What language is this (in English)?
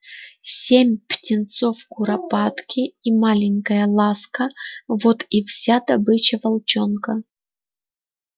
Russian